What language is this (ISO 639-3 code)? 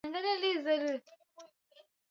swa